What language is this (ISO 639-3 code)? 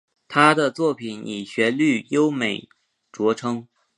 zho